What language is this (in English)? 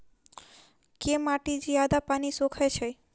Maithili